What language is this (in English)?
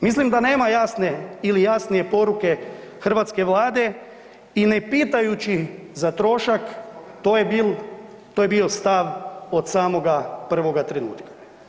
Croatian